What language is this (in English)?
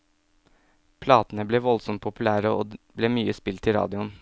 Norwegian